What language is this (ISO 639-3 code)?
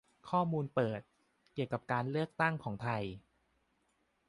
tha